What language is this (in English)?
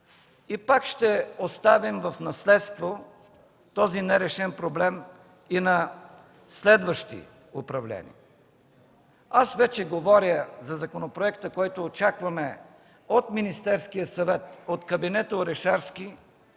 Bulgarian